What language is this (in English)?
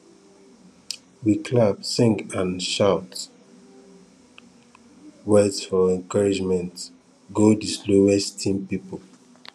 Nigerian Pidgin